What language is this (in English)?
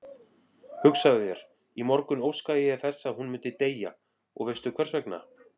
Icelandic